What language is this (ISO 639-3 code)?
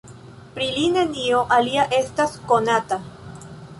epo